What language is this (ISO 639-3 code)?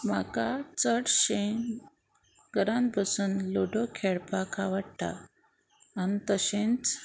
kok